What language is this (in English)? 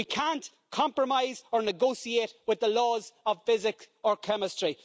English